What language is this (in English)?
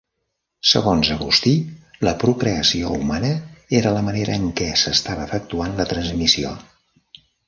Catalan